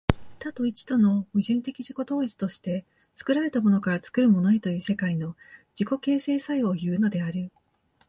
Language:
Japanese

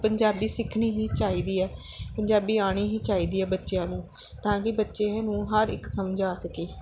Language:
Punjabi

